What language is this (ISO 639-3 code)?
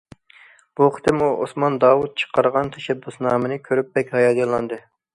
uig